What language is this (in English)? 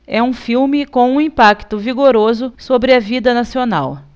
Portuguese